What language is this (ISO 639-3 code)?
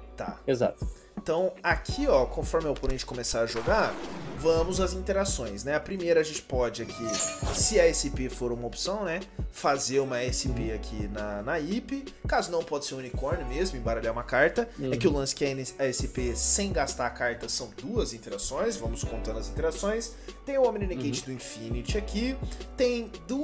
por